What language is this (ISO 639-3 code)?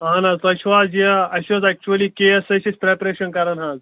kas